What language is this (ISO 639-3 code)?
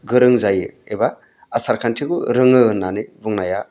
brx